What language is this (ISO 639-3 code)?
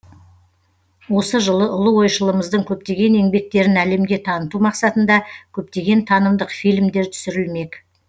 kaz